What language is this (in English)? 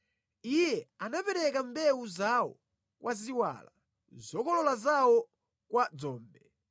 Nyanja